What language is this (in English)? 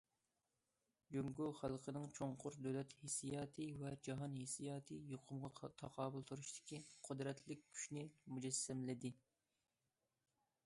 Uyghur